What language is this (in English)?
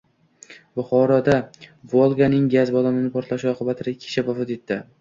Uzbek